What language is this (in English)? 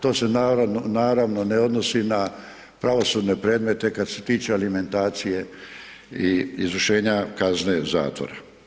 Croatian